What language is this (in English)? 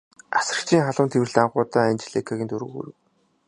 Mongolian